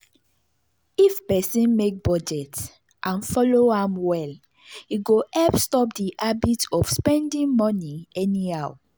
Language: Nigerian Pidgin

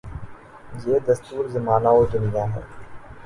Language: Urdu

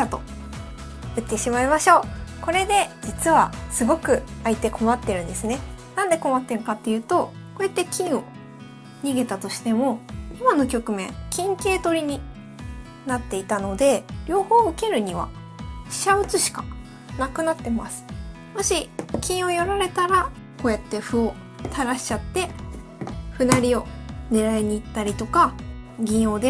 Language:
Japanese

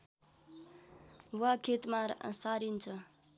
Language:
Nepali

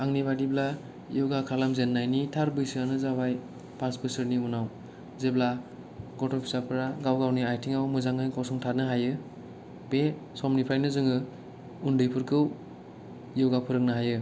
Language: Bodo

